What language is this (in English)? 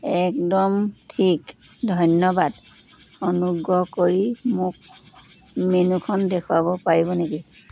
Assamese